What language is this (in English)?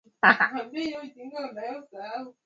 Swahili